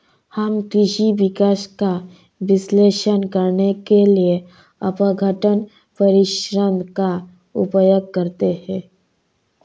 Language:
Hindi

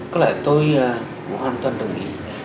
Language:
Vietnamese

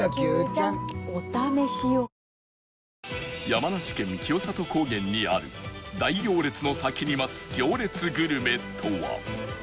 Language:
Japanese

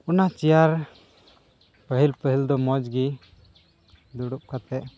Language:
Santali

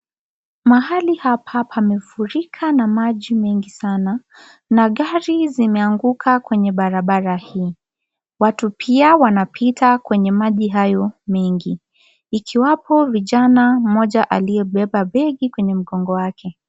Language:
Swahili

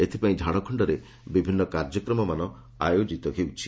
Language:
Odia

